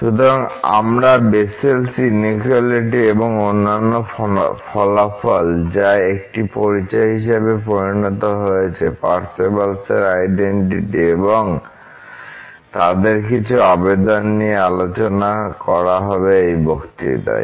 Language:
Bangla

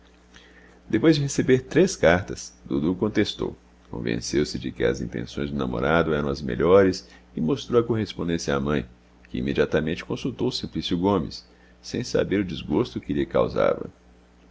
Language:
Portuguese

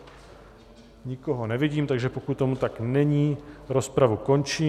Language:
Czech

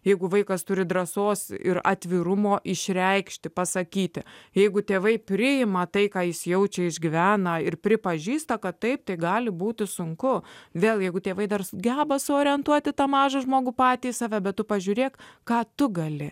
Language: Lithuanian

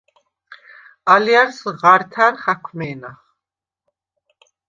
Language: Svan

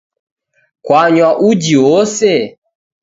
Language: Taita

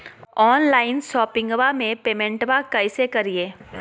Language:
Magahi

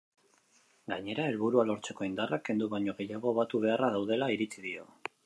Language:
Basque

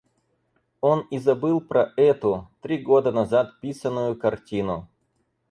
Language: Russian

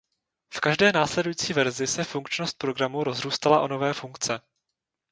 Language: Czech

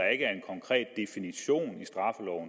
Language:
Danish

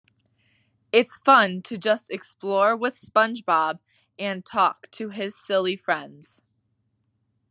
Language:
English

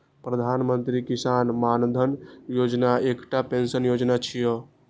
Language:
Maithili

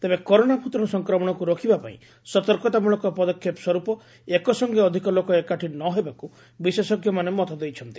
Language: Odia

